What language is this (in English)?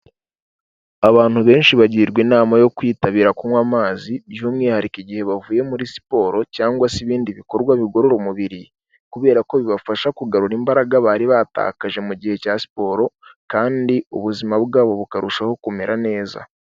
Kinyarwanda